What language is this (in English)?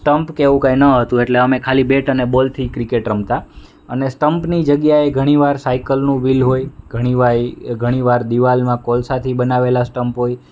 Gujarati